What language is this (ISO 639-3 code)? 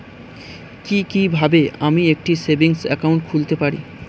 ben